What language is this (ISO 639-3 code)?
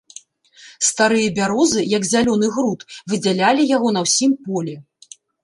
bel